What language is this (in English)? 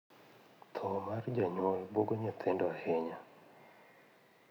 Luo (Kenya and Tanzania)